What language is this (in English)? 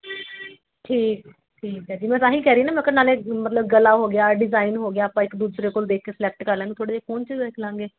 Punjabi